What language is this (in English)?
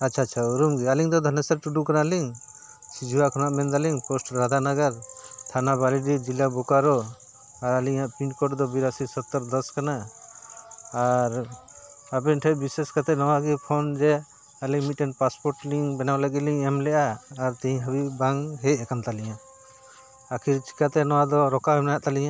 Santali